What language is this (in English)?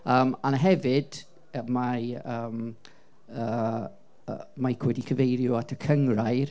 Welsh